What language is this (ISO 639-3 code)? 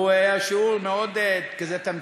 heb